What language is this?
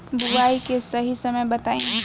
Bhojpuri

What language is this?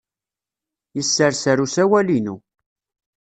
Kabyle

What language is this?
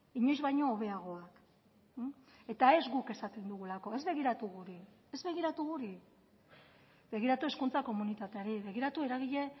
Basque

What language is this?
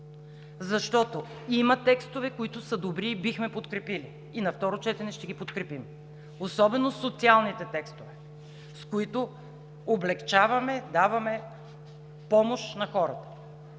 Bulgarian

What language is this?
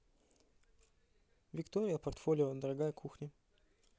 Russian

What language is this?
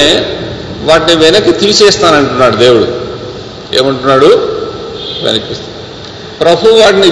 Telugu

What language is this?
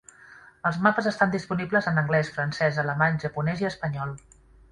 Catalan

